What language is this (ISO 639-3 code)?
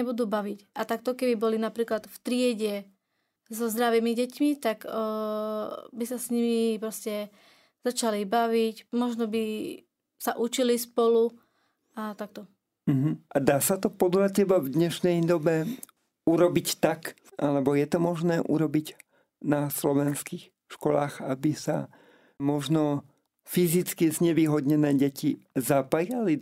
slk